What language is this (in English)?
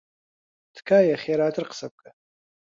Central Kurdish